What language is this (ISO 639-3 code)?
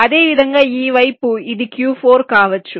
tel